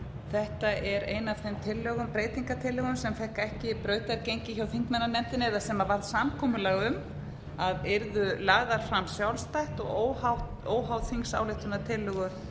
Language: Icelandic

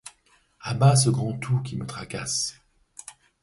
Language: French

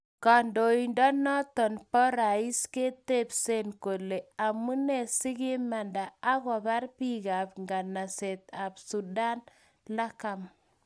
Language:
Kalenjin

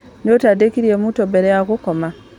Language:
Kikuyu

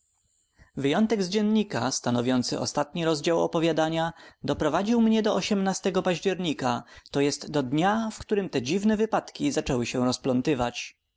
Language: Polish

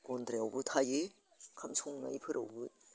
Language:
Bodo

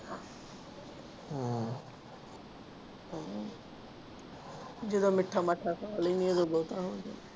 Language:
Punjabi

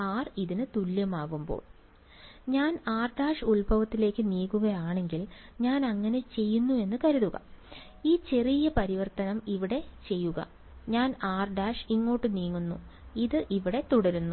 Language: Malayalam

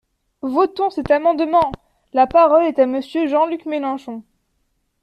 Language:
French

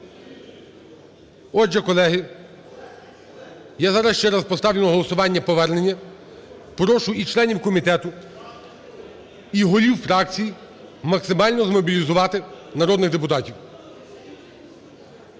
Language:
Ukrainian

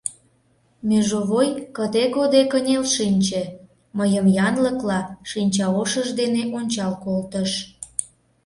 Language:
Mari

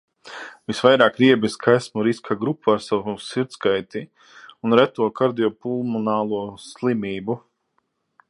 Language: Latvian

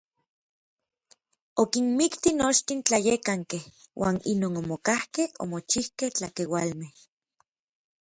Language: Orizaba Nahuatl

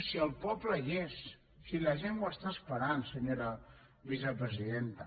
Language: Catalan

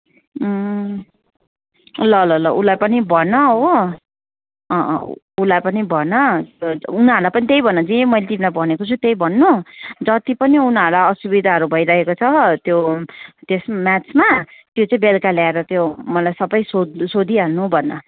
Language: Nepali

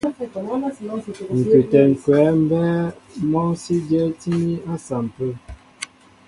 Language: Mbo (Cameroon)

